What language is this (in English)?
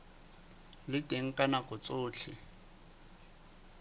Southern Sotho